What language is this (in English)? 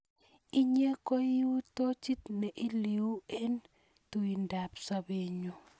Kalenjin